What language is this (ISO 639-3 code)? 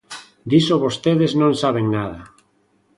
glg